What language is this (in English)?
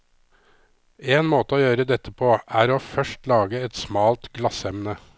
Norwegian